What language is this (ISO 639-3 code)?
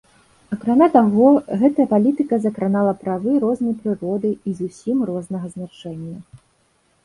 bel